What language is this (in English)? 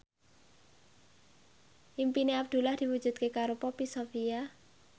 Javanese